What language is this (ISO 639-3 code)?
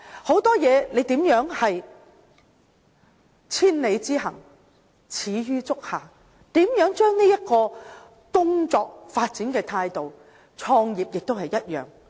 yue